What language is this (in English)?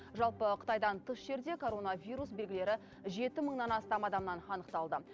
Kazakh